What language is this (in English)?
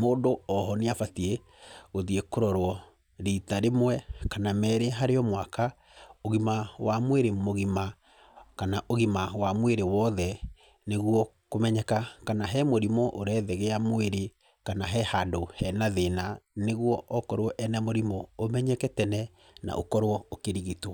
Kikuyu